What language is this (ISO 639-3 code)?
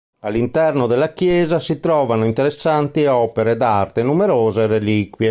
ita